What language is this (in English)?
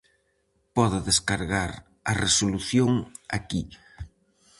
Galician